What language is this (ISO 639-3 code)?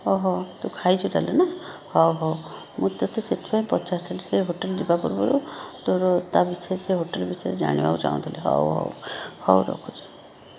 ori